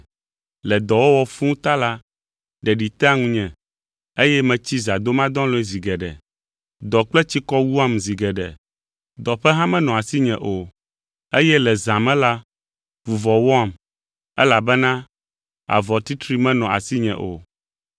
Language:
Ewe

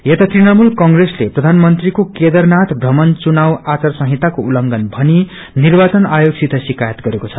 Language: Nepali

